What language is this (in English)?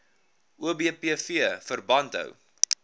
Afrikaans